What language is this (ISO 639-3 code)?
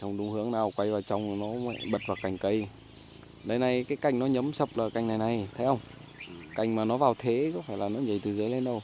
vie